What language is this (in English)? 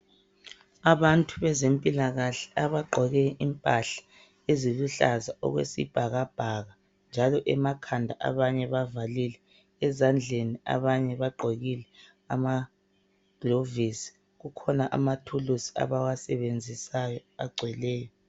North Ndebele